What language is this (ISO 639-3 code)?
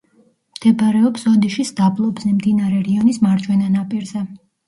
kat